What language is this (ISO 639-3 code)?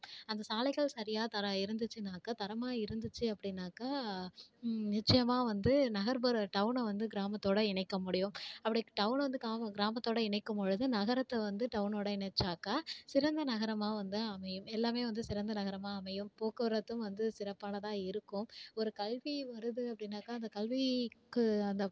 tam